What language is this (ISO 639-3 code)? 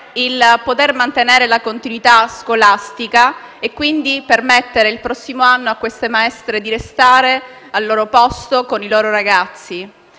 ita